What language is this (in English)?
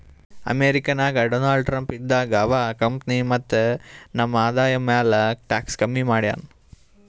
Kannada